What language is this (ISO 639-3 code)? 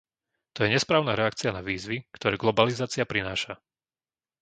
slk